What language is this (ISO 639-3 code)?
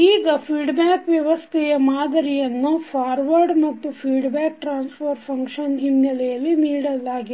kan